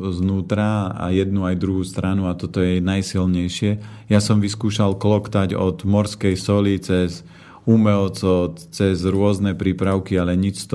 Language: Slovak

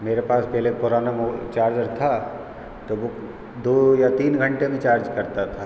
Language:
Hindi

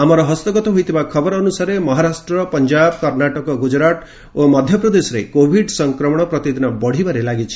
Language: Odia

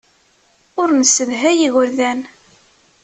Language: Kabyle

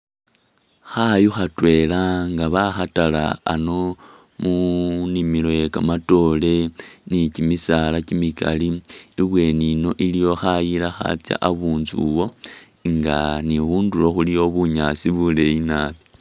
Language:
Masaaba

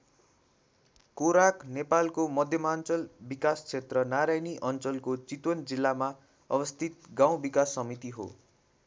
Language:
Nepali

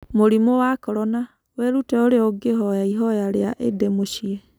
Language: Kikuyu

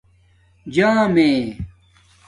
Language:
Domaaki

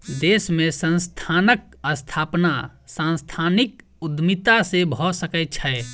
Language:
Maithili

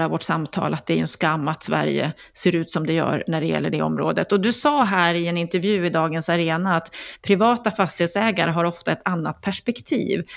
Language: Swedish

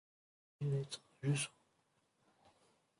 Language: Kabyle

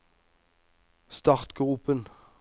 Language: Norwegian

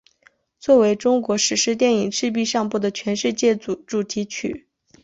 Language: Chinese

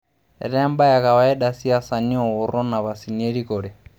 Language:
Masai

